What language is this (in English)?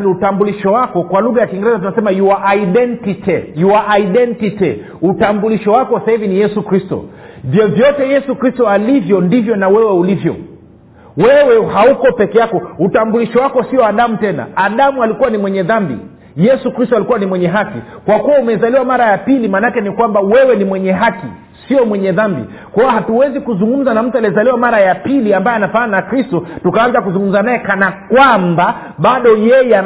Swahili